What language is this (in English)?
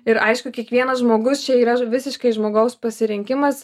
Lithuanian